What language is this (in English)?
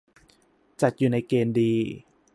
Thai